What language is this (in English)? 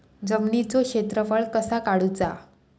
Marathi